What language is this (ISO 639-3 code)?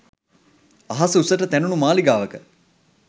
sin